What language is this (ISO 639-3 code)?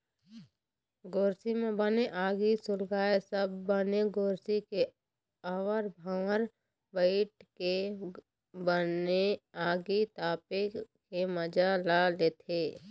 hne